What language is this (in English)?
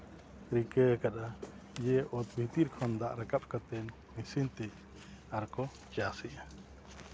Santali